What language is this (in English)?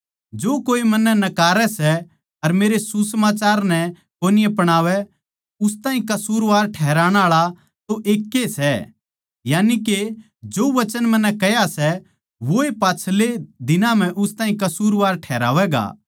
Haryanvi